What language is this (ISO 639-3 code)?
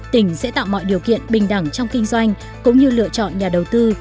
vie